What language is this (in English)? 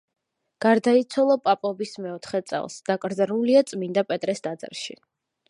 Georgian